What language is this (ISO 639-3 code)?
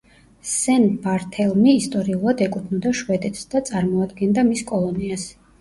kat